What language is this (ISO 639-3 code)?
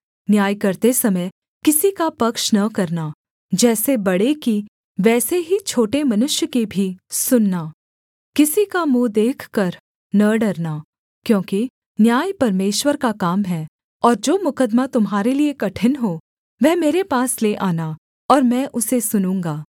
hin